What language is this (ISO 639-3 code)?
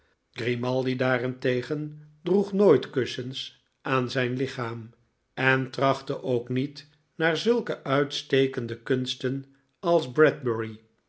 nld